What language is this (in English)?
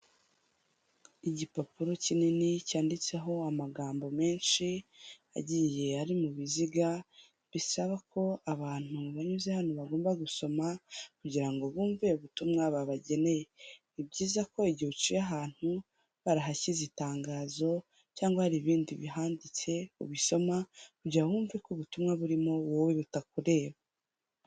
Kinyarwanda